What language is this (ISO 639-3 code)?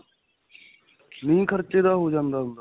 pan